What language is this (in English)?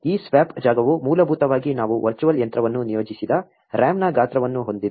Kannada